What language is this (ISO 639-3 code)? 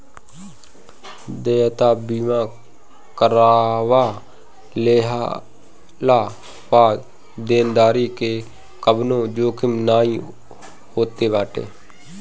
bho